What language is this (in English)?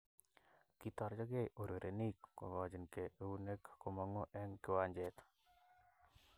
Kalenjin